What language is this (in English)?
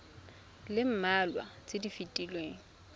Tswana